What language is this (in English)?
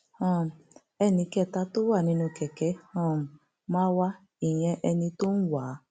Yoruba